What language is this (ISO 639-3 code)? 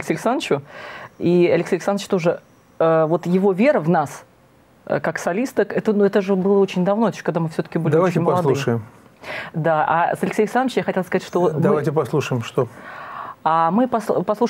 rus